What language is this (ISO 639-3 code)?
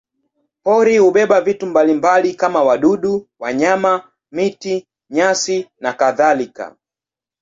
swa